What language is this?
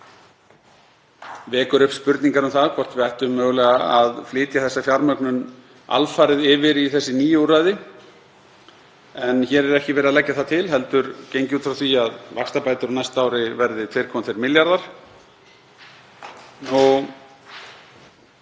Icelandic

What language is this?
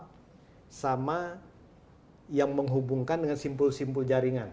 Indonesian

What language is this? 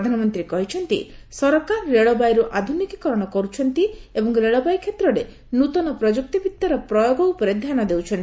Odia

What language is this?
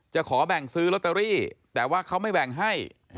Thai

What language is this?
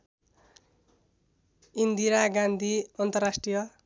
Nepali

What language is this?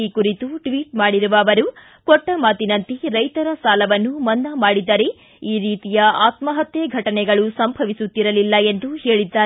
Kannada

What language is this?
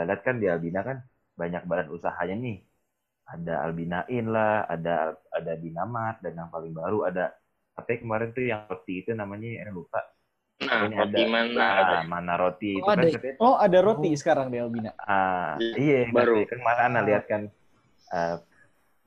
Indonesian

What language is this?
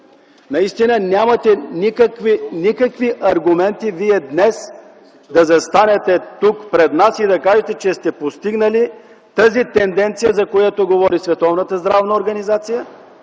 Bulgarian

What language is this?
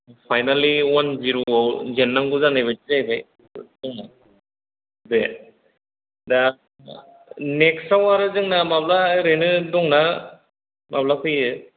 Bodo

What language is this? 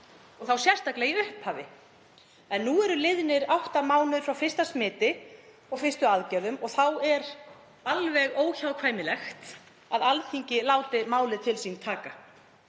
Icelandic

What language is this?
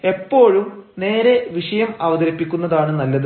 Malayalam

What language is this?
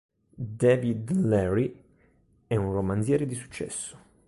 Italian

